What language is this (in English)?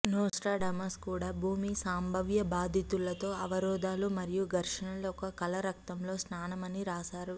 Telugu